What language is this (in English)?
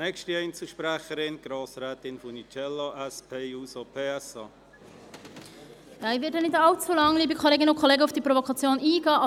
Swiss German